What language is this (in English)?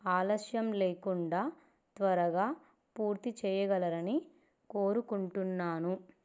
Telugu